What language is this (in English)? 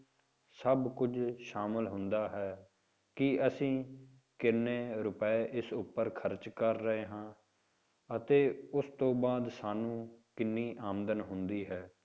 Punjabi